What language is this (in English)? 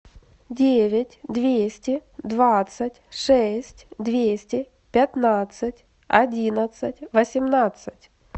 Russian